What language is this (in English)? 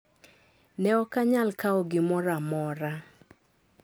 Luo (Kenya and Tanzania)